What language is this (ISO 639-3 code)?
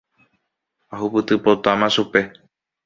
grn